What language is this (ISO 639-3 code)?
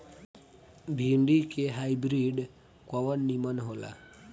bho